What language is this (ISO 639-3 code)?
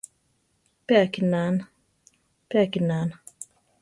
tar